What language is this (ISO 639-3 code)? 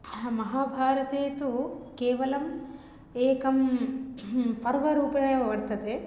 san